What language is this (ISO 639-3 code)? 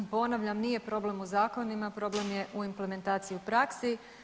hrv